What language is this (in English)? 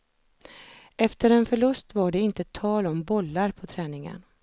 Swedish